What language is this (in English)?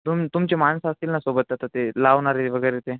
Marathi